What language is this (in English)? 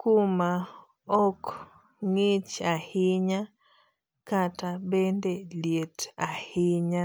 Luo (Kenya and Tanzania)